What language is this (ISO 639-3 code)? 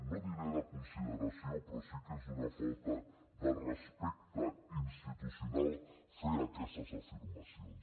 cat